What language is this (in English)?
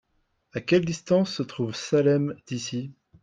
French